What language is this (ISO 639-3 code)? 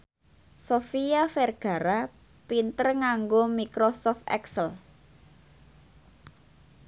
jav